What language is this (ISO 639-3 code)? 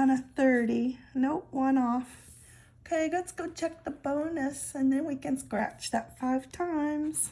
eng